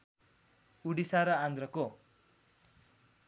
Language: Nepali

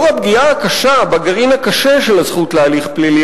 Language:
Hebrew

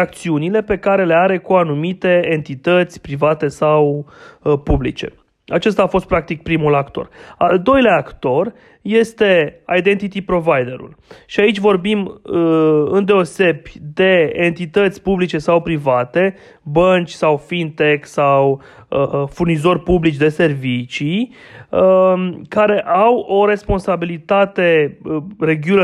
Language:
Romanian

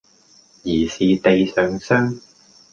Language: Cantonese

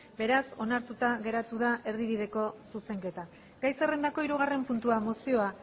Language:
Basque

